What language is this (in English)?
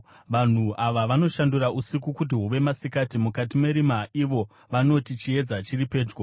Shona